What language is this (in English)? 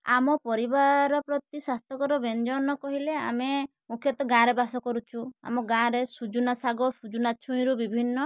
Odia